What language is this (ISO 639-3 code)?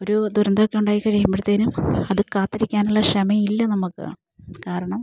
mal